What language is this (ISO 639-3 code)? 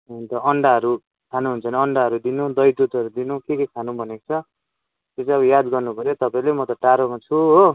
nep